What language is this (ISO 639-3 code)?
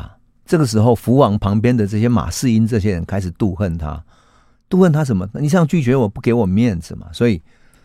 zho